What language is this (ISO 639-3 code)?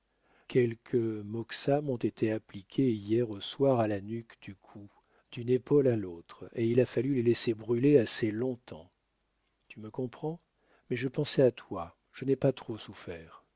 fra